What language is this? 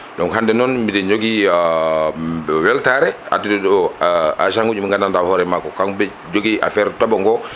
Fula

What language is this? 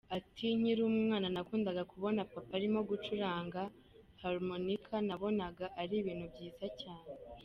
Kinyarwanda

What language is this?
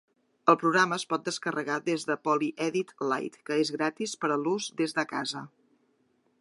Catalan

